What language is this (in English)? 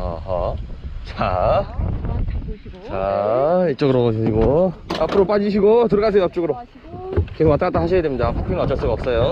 Korean